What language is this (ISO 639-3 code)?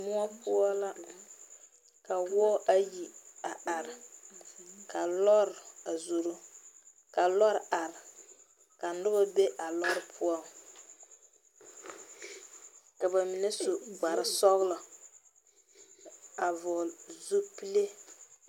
dga